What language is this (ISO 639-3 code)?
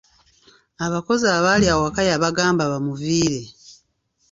lug